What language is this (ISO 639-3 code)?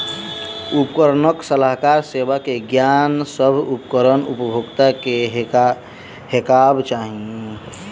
mai